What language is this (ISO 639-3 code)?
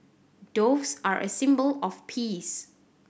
eng